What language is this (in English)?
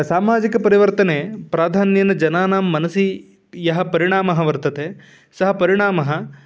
Sanskrit